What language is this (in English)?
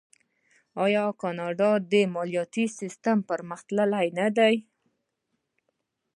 Pashto